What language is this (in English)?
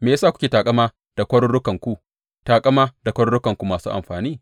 Hausa